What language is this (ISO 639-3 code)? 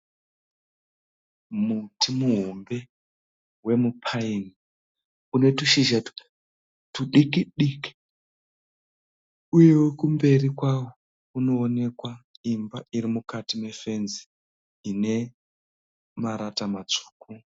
sna